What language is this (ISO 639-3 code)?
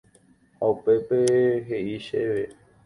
grn